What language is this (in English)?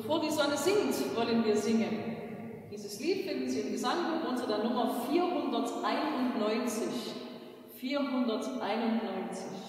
German